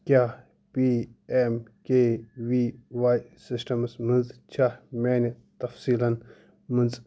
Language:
Kashmiri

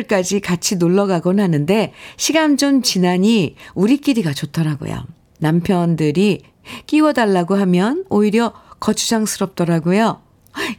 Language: Korean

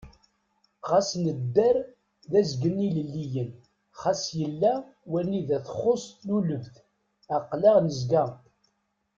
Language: Kabyle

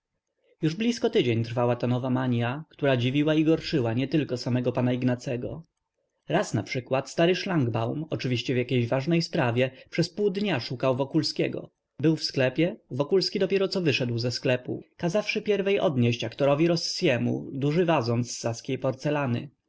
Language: Polish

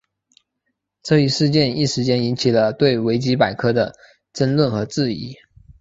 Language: Chinese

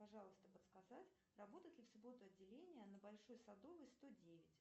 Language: Russian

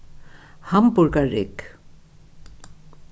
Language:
Faroese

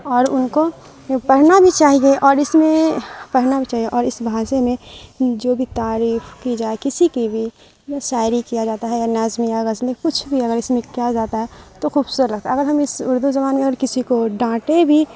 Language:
Urdu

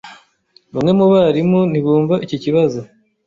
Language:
Kinyarwanda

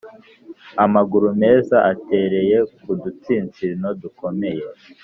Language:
Kinyarwanda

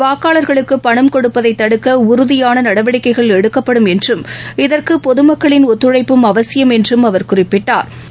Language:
Tamil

